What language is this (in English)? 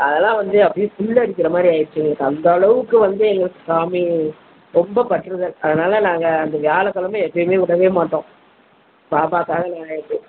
Tamil